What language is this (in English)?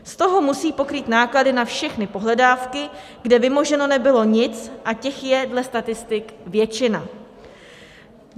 Czech